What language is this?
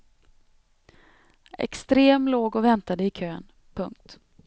Swedish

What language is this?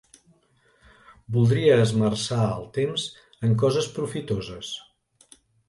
Catalan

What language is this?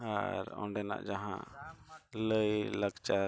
Santali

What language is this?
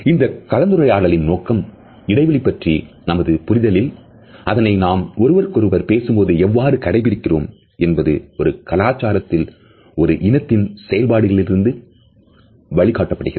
Tamil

